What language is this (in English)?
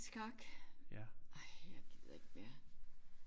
Danish